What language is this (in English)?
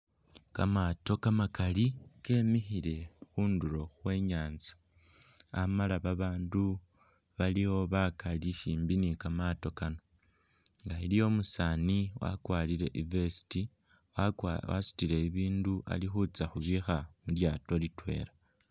Masaaba